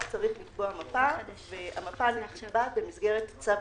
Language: Hebrew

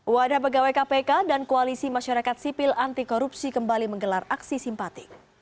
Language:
Indonesian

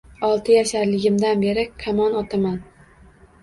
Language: Uzbek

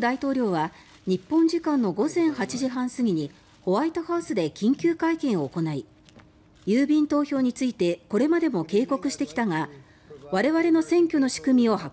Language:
Japanese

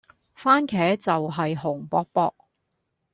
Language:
Cantonese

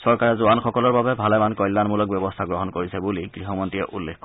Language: Assamese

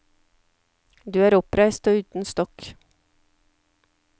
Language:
Norwegian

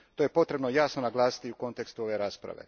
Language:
Croatian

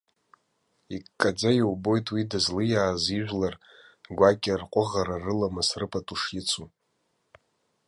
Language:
Abkhazian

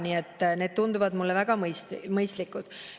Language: Estonian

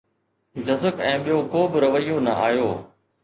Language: Sindhi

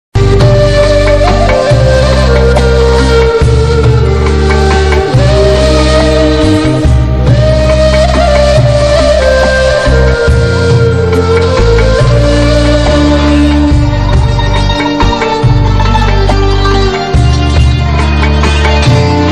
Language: Greek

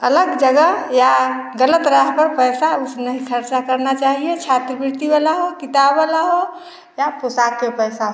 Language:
Hindi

